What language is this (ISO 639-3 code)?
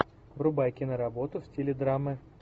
rus